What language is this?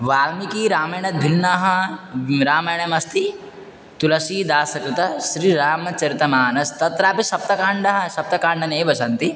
Sanskrit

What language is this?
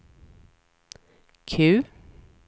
Swedish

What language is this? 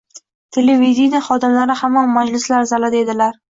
Uzbek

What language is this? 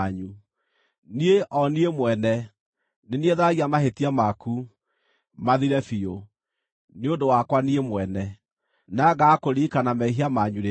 Kikuyu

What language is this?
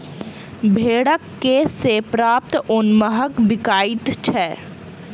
Maithili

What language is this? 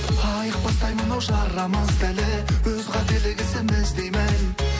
Kazakh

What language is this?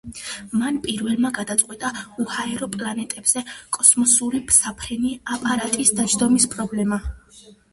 Georgian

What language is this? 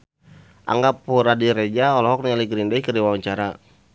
Sundanese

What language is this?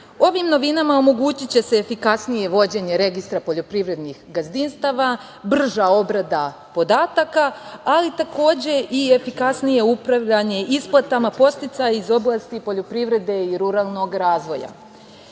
Serbian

